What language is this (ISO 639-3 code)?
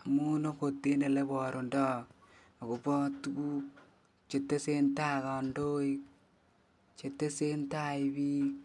kln